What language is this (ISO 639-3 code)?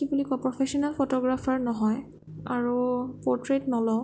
asm